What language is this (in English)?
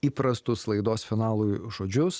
Lithuanian